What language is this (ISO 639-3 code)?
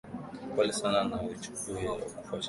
swa